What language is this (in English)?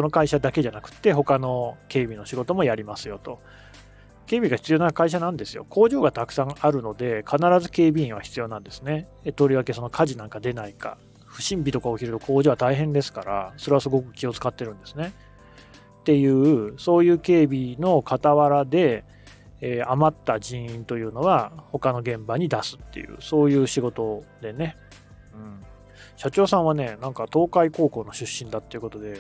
Japanese